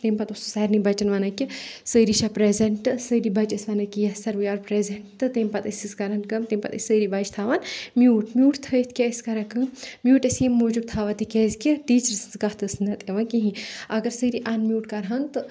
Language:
Kashmiri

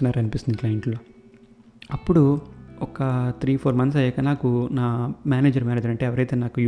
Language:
Telugu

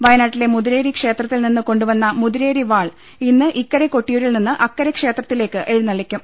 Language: Malayalam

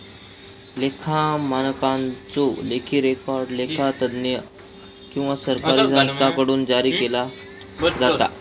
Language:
Marathi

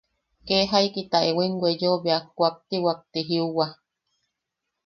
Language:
Yaqui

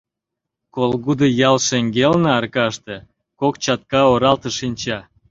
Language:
Mari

